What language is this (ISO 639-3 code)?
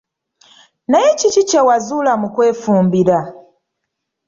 lug